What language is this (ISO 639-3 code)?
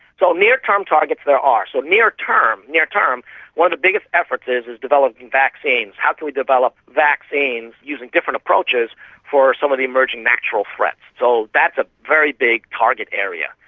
eng